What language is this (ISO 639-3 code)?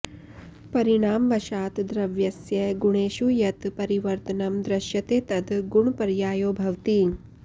san